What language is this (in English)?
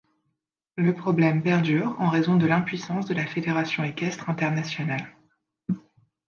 French